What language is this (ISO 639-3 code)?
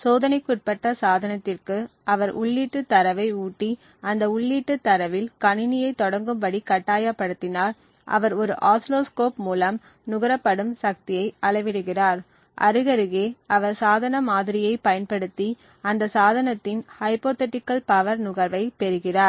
tam